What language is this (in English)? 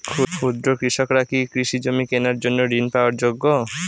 Bangla